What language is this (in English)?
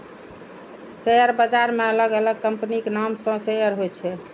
Maithili